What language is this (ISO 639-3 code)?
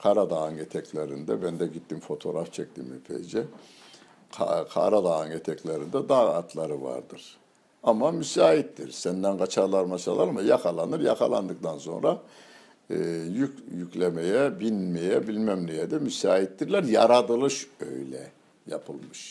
tur